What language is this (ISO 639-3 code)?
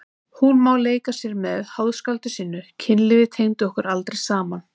isl